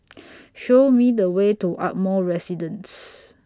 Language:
English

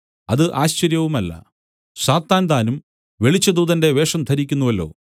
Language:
Malayalam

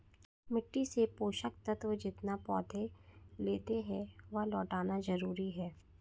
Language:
Hindi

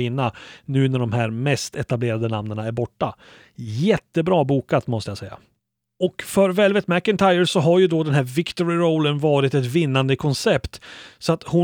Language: Swedish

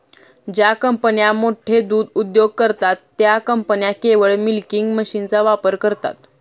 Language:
Marathi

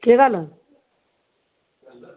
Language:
Dogri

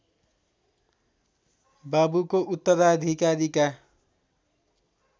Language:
Nepali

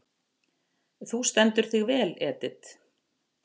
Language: Icelandic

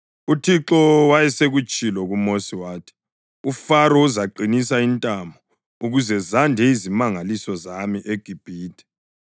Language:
North Ndebele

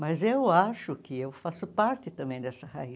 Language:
Portuguese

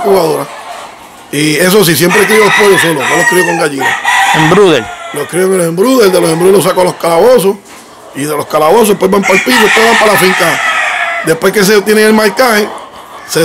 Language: Spanish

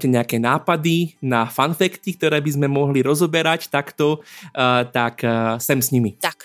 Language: Slovak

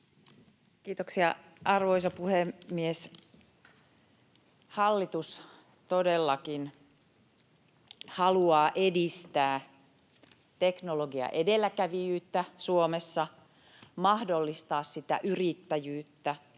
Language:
Finnish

